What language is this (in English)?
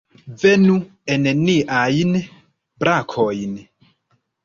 Esperanto